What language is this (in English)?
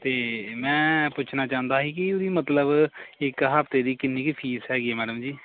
Punjabi